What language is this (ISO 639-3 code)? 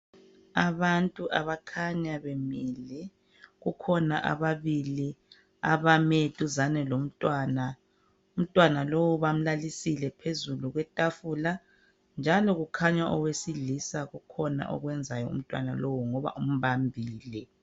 nde